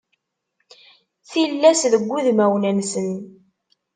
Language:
Kabyle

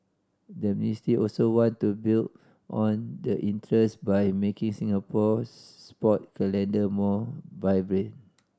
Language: English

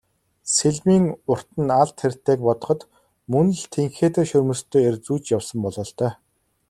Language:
Mongolian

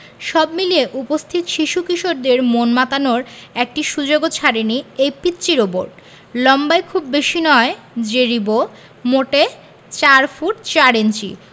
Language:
Bangla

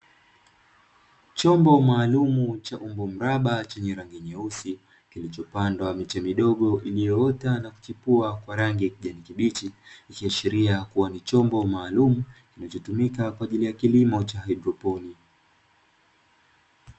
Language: Swahili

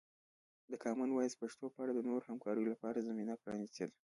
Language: Pashto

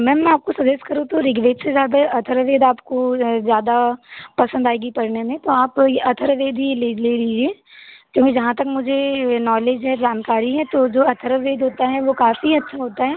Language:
Hindi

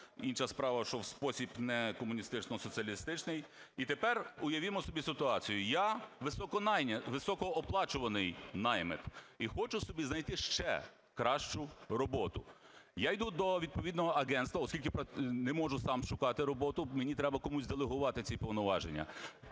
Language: Ukrainian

